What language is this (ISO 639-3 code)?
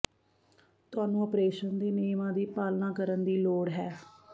pan